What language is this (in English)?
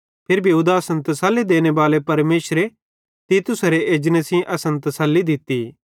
Bhadrawahi